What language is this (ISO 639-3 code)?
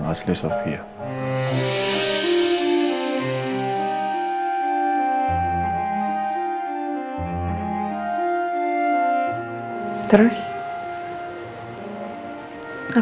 ind